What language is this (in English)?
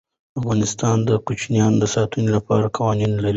Pashto